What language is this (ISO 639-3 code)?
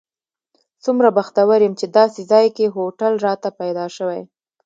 pus